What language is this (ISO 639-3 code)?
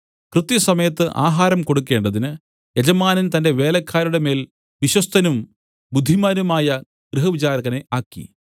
mal